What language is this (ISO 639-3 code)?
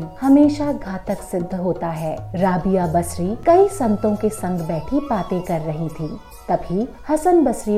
hin